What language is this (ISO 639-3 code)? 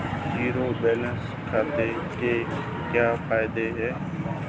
hin